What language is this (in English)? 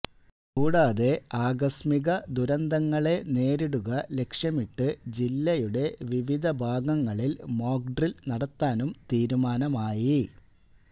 Malayalam